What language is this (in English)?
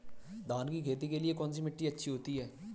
Hindi